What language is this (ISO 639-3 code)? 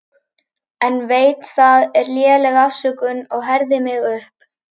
isl